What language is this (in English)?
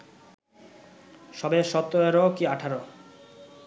Bangla